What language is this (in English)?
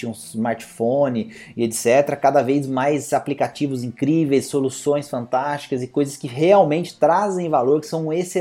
Portuguese